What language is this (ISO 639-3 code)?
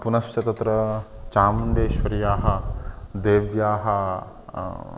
san